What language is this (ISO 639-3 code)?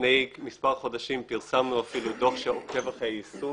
heb